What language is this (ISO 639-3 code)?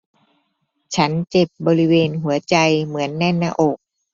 tha